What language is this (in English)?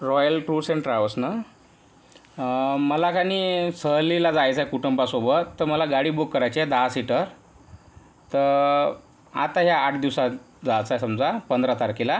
Marathi